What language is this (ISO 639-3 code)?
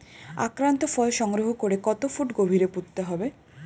ben